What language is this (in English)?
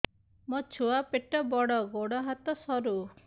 Odia